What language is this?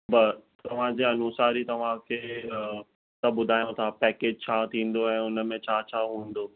Sindhi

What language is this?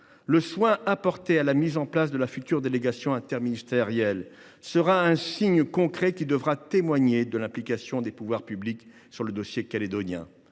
French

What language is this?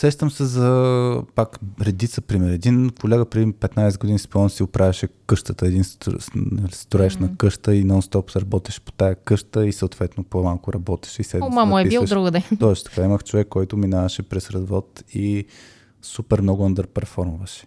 Bulgarian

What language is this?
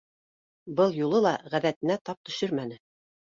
Bashkir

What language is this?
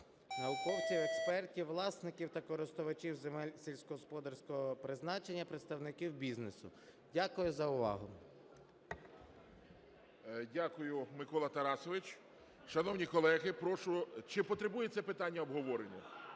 Ukrainian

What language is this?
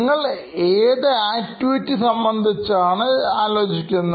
Malayalam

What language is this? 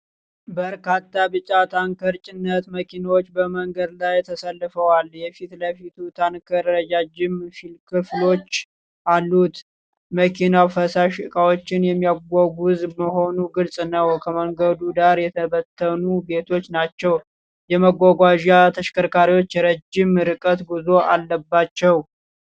Amharic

